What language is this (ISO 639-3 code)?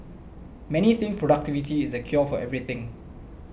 eng